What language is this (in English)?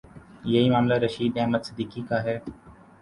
Urdu